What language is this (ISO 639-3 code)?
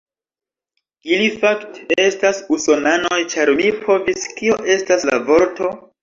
epo